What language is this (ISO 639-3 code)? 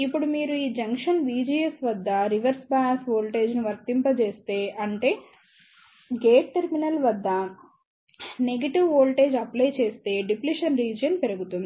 tel